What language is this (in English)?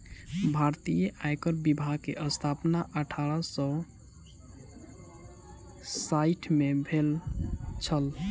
Maithili